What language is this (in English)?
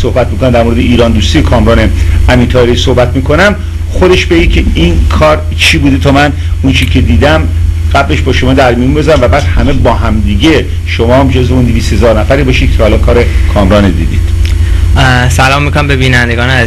Persian